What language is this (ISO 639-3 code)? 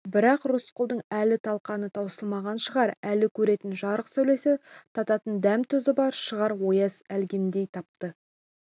kaz